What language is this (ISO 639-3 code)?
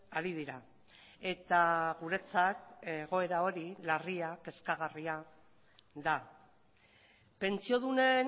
eus